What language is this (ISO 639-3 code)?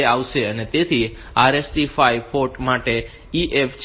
guj